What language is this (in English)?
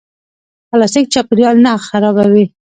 Pashto